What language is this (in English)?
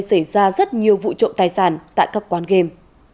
Vietnamese